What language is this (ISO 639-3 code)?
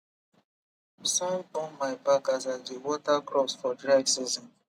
pcm